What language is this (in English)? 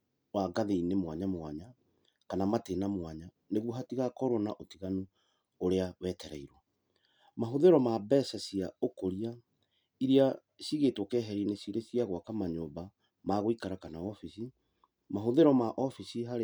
Kikuyu